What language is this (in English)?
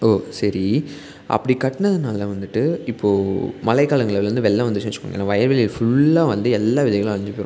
Tamil